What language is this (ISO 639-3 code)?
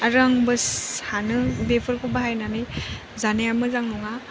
brx